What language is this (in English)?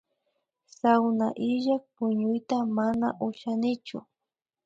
Imbabura Highland Quichua